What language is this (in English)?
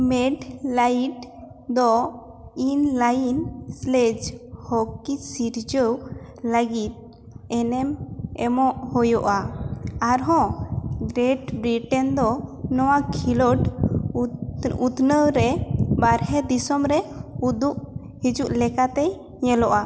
Santali